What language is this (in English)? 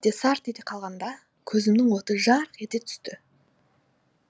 Kazakh